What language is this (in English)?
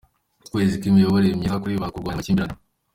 Kinyarwanda